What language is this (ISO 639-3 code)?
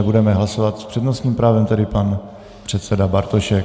ces